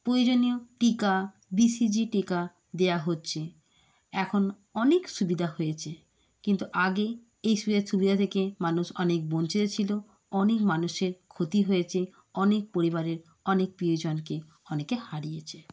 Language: Bangla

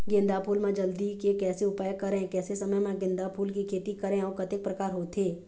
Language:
Chhattisgarhi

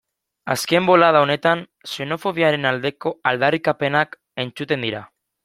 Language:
Basque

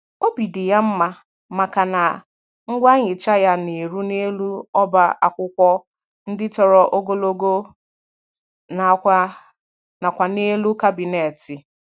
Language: Igbo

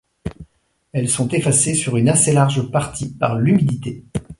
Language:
French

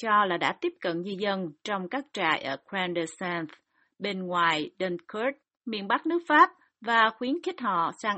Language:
Vietnamese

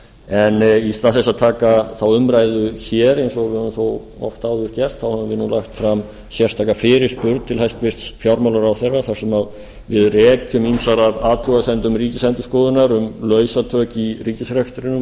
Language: Icelandic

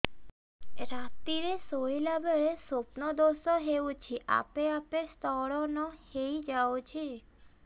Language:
Odia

